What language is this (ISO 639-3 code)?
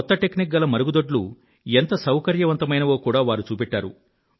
tel